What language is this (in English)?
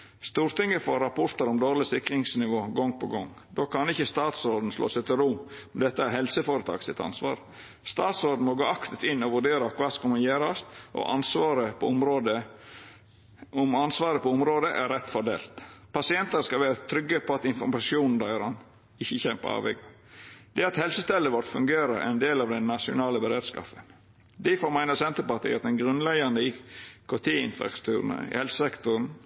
Norwegian Nynorsk